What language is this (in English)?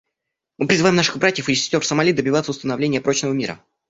Russian